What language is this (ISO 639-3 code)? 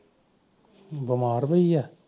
pan